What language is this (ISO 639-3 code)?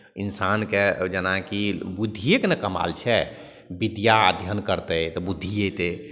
mai